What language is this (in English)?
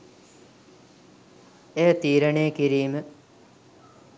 Sinhala